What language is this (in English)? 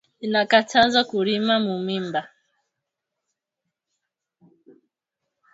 Swahili